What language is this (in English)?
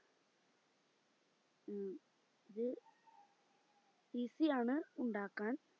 Malayalam